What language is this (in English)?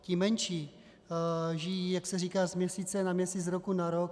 Czech